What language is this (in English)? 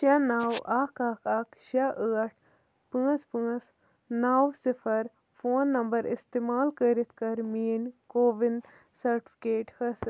Kashmiri